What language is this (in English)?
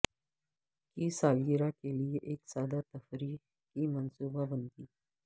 Urdu